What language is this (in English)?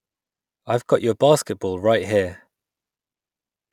English